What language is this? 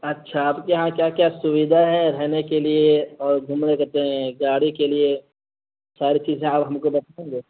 Urdu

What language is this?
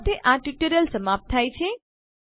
Gujarati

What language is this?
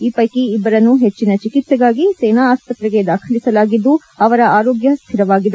Kannada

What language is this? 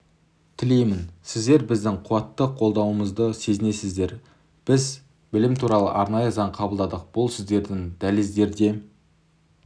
Kazakh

